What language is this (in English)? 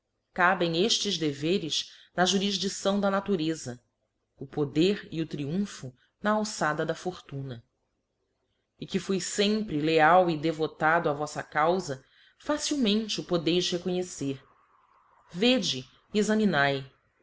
Portuguese